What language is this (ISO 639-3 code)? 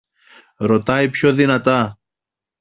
ell